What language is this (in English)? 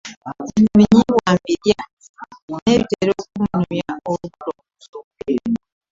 Ganda